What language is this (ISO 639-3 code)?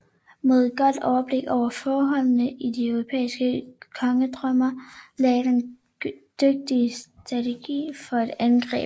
dan